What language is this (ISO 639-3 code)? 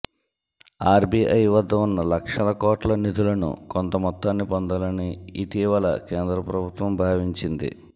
tel